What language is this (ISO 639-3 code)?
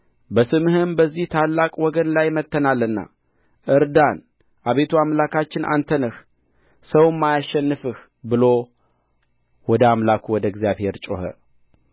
amh